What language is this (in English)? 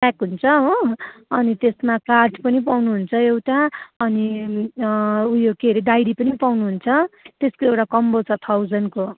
Nepali